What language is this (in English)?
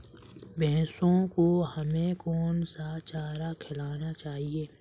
Hindi